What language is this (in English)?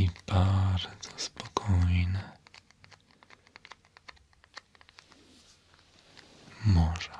Polish